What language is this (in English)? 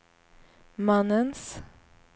Swedish